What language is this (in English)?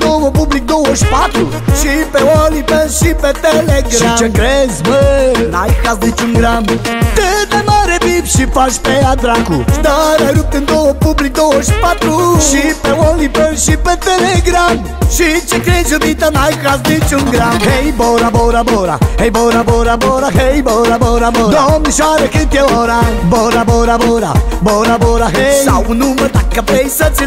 Romanian